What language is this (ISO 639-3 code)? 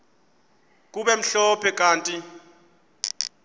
xho